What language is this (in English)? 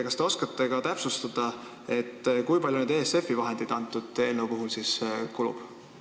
Estonian